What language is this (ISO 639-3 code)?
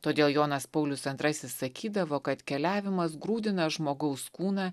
lit